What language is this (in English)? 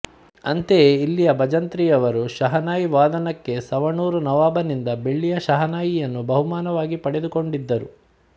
Kannada